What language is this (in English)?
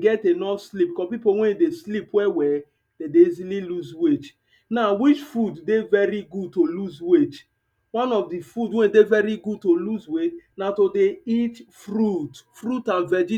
Nigerian Pidgin